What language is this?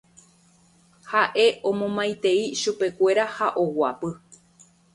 Guarani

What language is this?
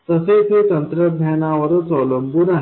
Marathi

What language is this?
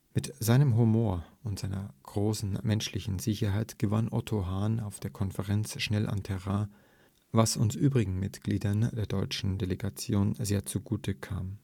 German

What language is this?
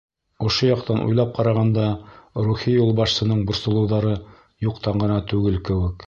Bashkir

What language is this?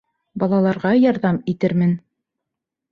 Bashkir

